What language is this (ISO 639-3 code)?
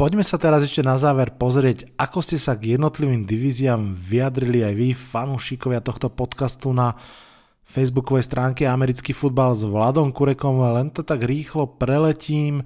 slk